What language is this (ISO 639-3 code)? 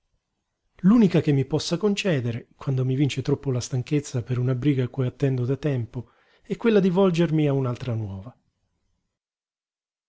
ita